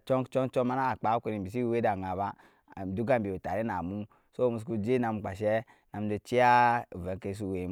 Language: Nyankpa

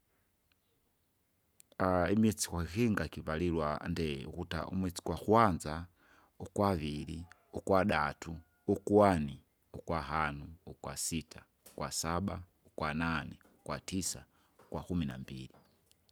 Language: Kinga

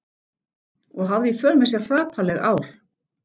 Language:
Icelandic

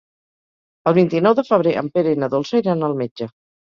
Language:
Catalan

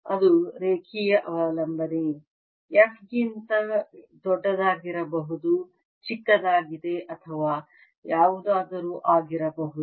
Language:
Kannada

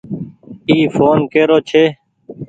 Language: Goaria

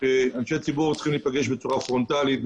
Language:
Hebrew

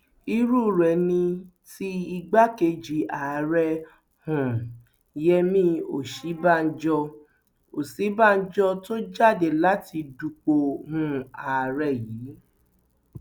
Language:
Yoruba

